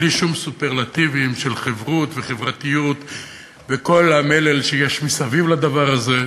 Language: Hebrew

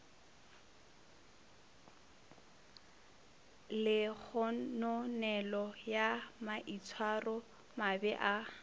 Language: Northern Sotho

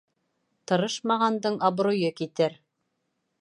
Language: Bashkir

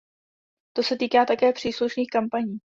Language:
Czech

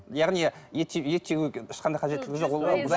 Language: Kazakh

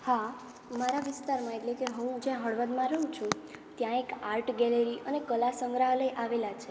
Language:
Gujarati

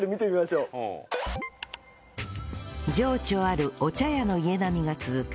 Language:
Japanese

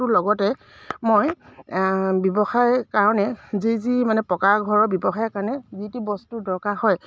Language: Assamese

